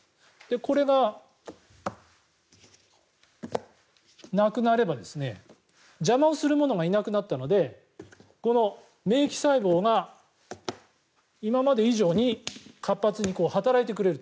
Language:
Japanese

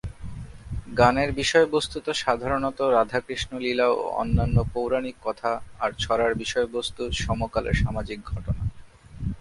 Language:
Bangla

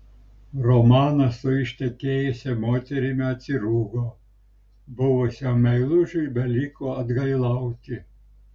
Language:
Lithuanian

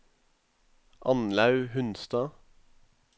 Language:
Norwegian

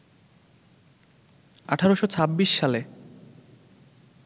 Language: Bangla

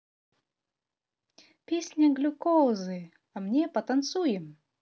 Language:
Russian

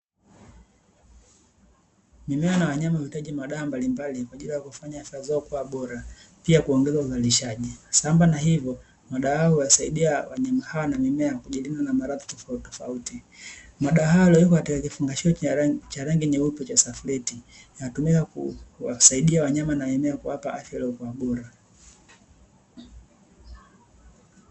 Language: Swahili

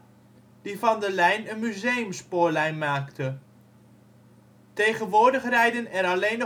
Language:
Dutch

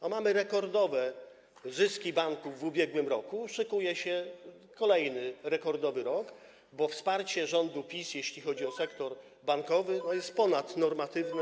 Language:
Polish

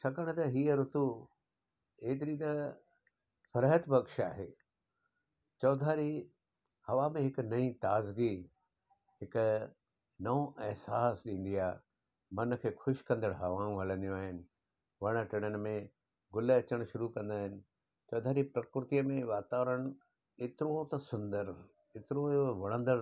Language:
Sindhi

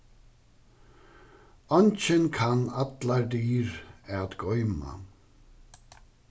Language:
Faroese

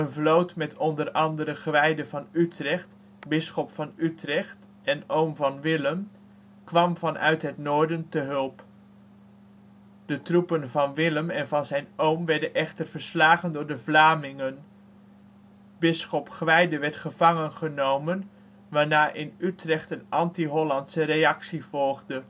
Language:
Dutch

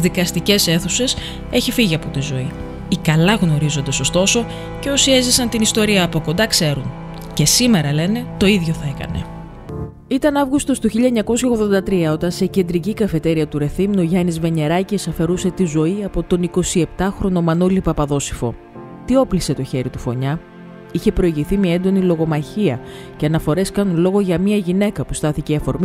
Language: Greek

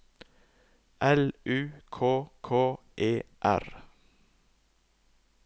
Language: Norwegian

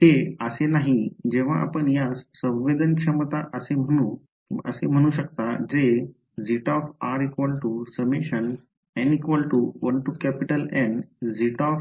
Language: Marathi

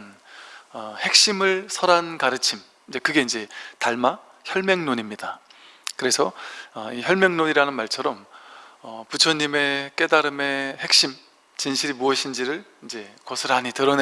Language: Korean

